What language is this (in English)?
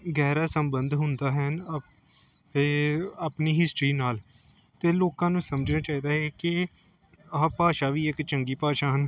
Punjabi